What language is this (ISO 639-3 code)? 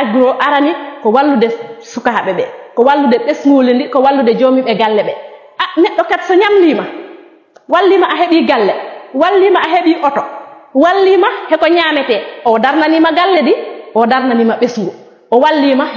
ind